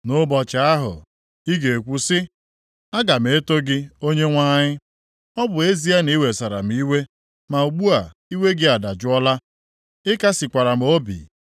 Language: Igbo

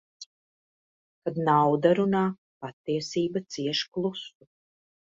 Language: Latvian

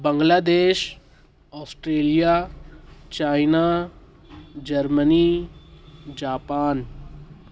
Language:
Urdu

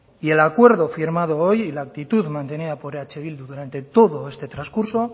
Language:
Spanish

